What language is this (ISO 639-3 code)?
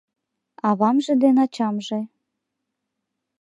chm